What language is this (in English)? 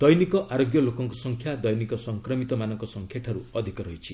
Odia